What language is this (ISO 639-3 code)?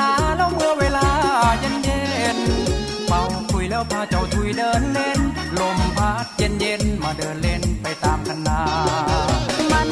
tha